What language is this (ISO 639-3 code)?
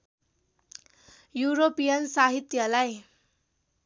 nep